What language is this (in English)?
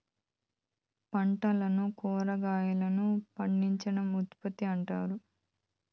Telugu